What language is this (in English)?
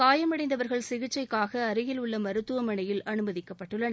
Tamil